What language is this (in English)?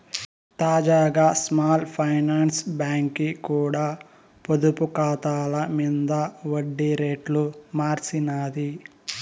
Telugu